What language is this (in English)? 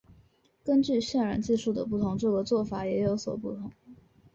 Chinese